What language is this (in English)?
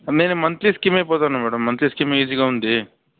Telugu